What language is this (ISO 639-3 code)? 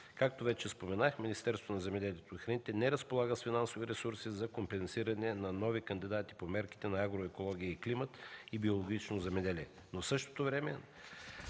bul